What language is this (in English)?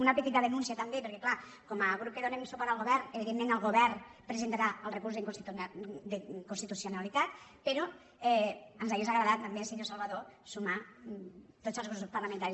Catalan